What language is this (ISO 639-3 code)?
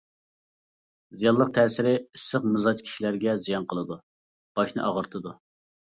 uig